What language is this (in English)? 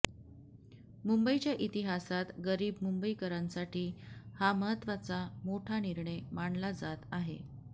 Marathi